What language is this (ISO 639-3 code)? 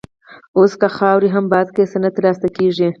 pus